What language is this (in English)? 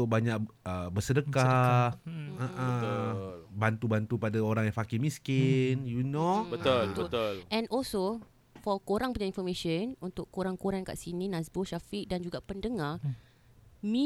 Malay